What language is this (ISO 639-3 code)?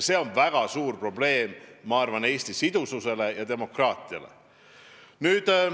est